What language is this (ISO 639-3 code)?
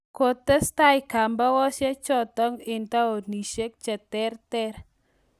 kln